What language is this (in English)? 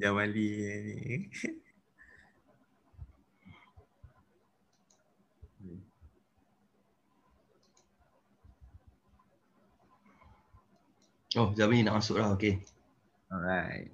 Malay